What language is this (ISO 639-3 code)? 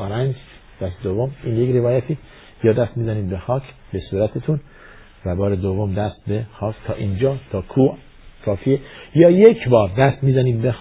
fas